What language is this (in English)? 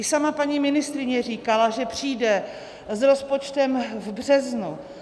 Czech